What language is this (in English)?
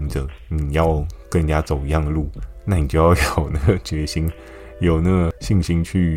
Chinese